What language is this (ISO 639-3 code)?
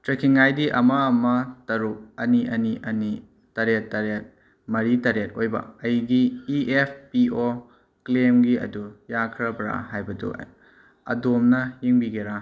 mni